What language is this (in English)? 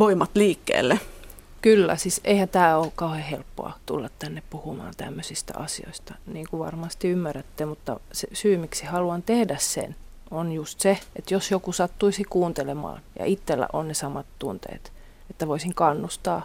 Finnish